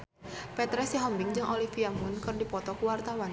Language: Sundanese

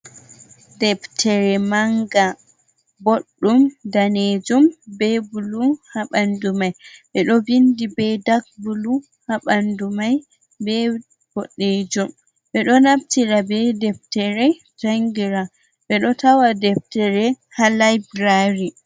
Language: Fula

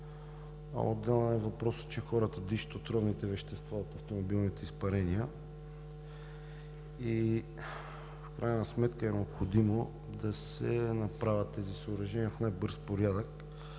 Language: Bulgarian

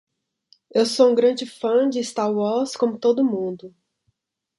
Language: Portuguese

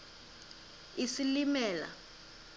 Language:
Xhosa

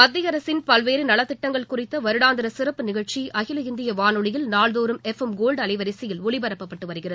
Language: Tamil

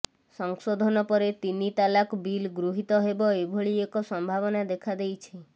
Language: Odia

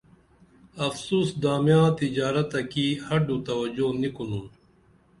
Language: Dameli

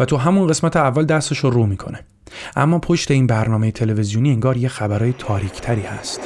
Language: Persian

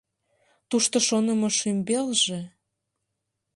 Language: Mari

